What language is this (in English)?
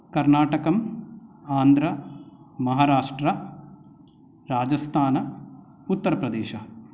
Sanskrit